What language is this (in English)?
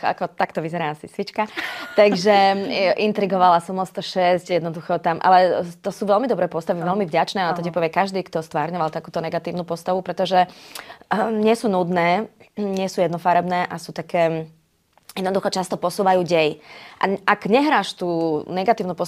Slovak